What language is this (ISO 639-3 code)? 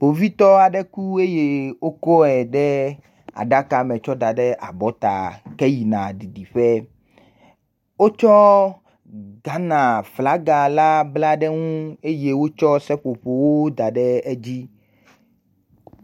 ewe